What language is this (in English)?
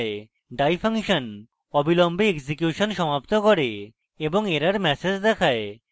Bangla